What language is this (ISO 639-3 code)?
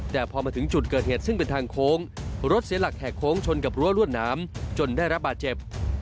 tha